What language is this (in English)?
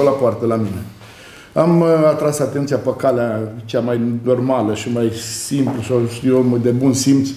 Romanian